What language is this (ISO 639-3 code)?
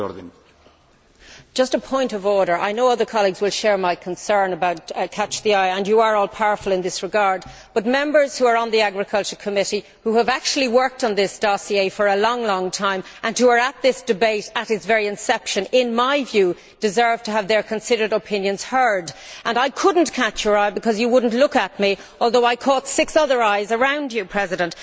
eng